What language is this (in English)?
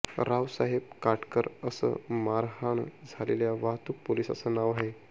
Marathi